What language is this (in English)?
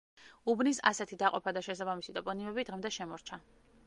Georgian